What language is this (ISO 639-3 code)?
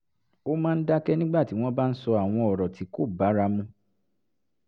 yor